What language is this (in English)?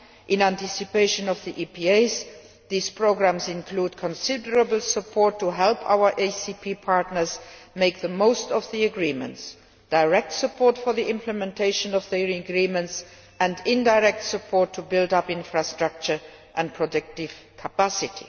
English